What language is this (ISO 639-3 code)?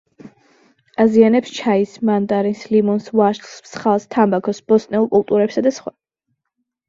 kat